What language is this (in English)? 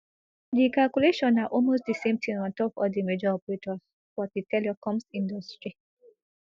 Nigerian Pidgin